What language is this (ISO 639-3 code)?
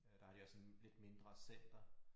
dan